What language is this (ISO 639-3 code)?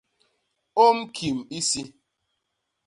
bas